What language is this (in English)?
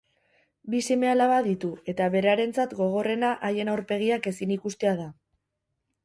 Basque